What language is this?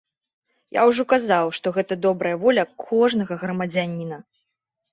Belarusian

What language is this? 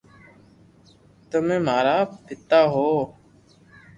Loarki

